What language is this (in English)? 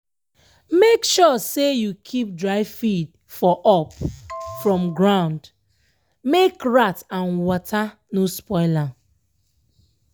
Nigerian Pidgin